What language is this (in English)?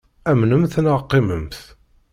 Kabyle